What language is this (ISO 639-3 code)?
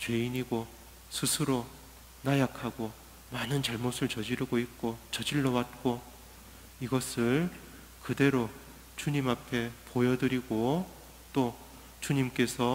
kor